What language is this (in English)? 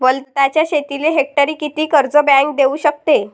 Marathi